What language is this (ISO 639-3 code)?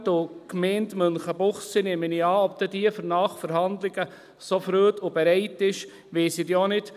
gsw